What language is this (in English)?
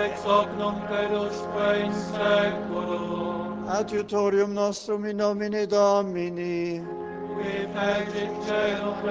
Czech